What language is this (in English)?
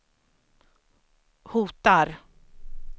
Swedish